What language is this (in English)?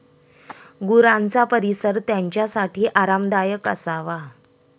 Marathi